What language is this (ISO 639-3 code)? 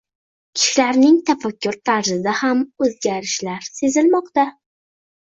uzb